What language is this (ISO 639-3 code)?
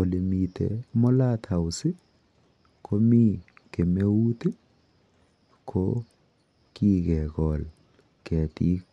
kln